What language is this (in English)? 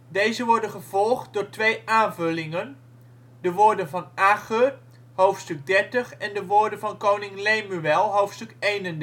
Dutch